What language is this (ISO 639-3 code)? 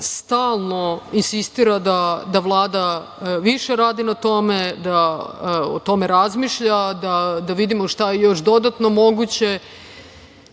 srp